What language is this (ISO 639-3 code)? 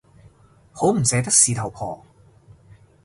yue